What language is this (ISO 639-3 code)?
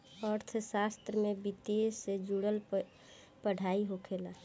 bho